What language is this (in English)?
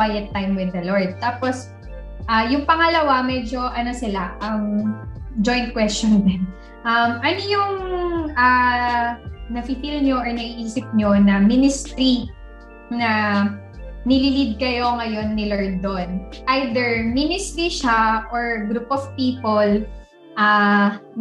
Filipino